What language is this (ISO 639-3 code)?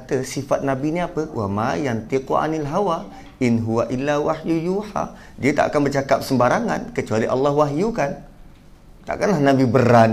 msa